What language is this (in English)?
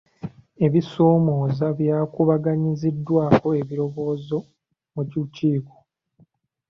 Ganda